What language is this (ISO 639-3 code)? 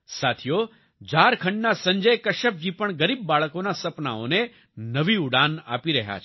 guj